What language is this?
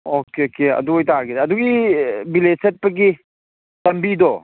Manipuri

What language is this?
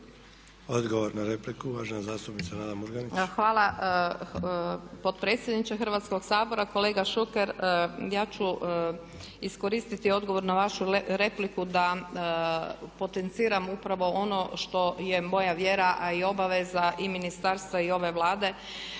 Croatian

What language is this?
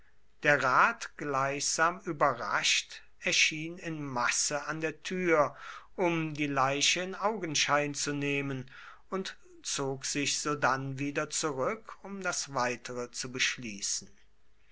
German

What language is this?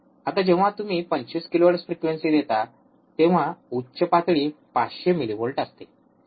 Marathi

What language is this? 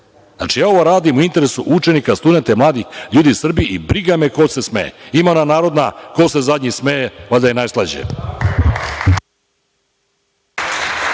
Serbian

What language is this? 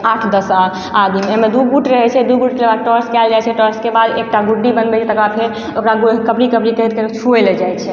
Maithili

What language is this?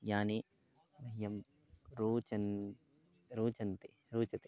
Sanskrit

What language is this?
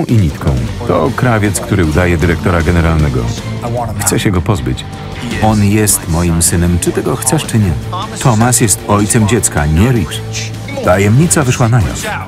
Polish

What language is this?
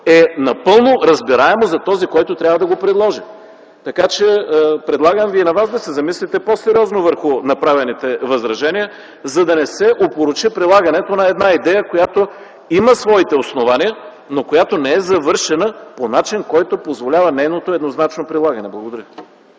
Bulgarian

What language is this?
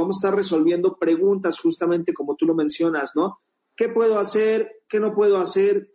Spanish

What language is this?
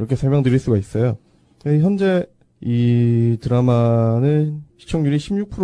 Korean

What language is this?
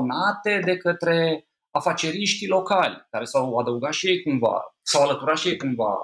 Romanian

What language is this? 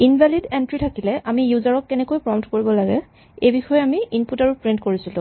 Assamese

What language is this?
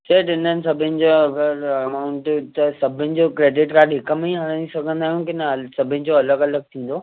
Sindhi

